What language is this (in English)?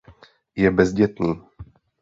Czech